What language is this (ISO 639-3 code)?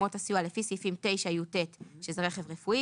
heb